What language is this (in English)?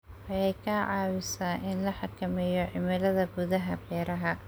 Somali